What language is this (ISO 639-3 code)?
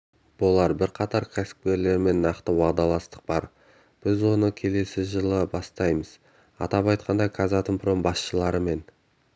kaz